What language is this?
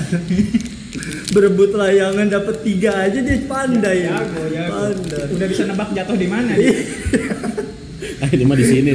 Indonesian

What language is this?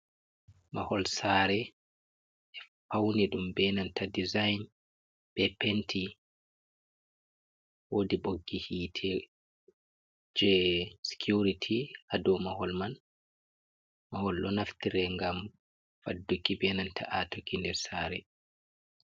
Fula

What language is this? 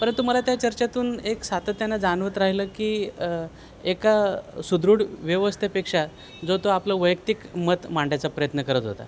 Marathi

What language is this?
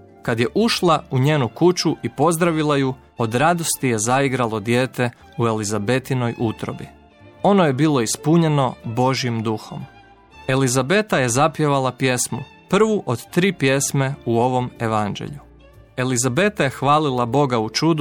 Croatian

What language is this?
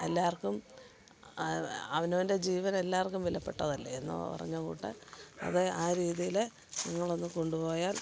Malayalam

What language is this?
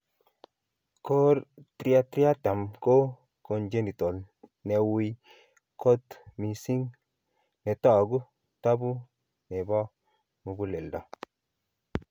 Kalenjin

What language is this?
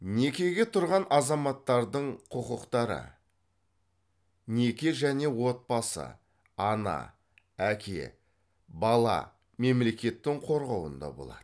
Kazakh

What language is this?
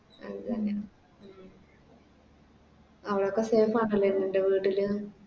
Malayalam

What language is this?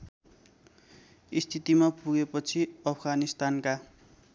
Nepali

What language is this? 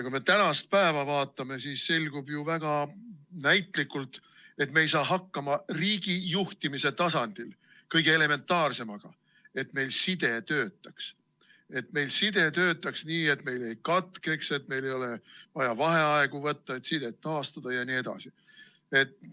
Estonian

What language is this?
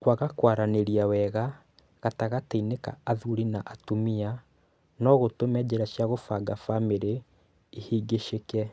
Kikuyu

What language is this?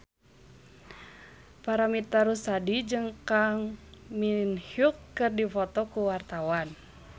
Sundanese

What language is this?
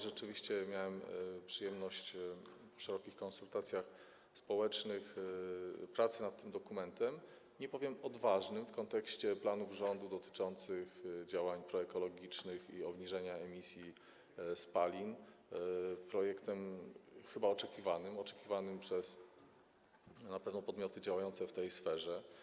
Polish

